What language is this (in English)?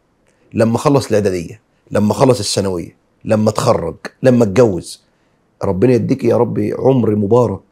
Arabic